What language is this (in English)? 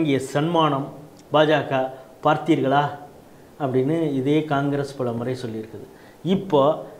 Tamil